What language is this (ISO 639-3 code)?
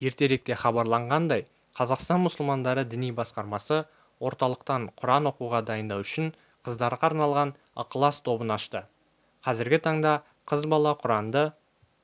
kaz